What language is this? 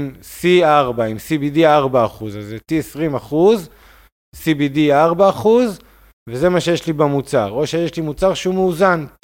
Hebrew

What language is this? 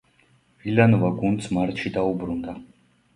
Georgian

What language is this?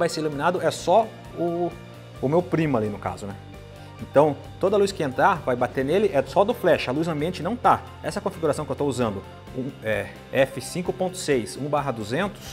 Portuguese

